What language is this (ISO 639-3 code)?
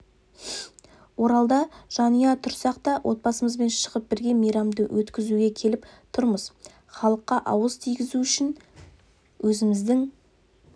kaz